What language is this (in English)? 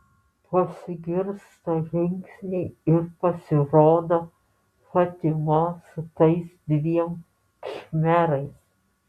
Lithuanian